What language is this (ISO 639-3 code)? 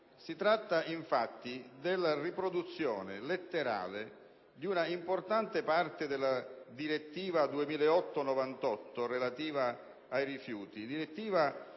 ita